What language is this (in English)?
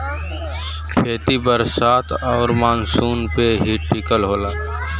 Bhojpuri